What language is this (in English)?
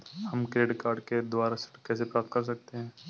Hindi